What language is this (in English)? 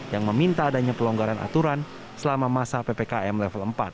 Indonesian